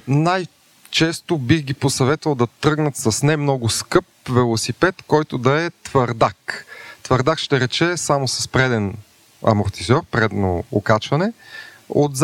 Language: Bulgarian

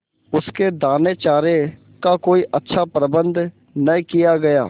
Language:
Hindi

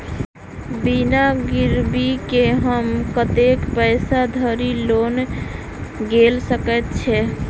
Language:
Maithili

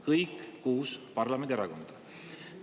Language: Estonian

